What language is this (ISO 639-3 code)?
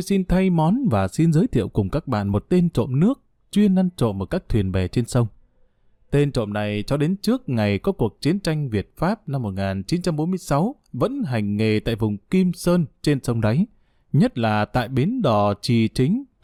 vie